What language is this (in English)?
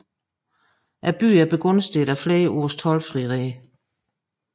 Danish